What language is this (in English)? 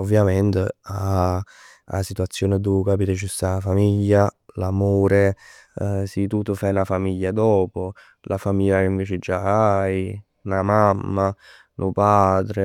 Neapolitan